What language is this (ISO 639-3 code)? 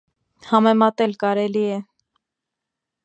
hye